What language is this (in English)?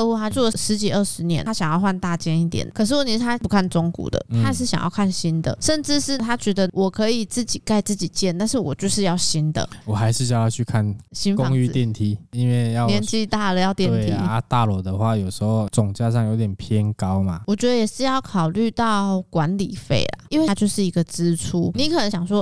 Chinese